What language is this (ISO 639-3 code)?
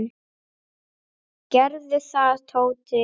isl